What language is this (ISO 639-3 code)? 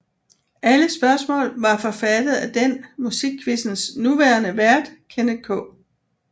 dan